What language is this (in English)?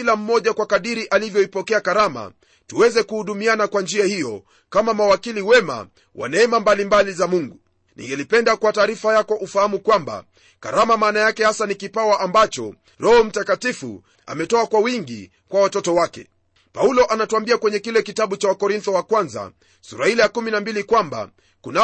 Swahili